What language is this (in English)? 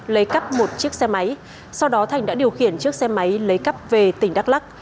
Vietnamese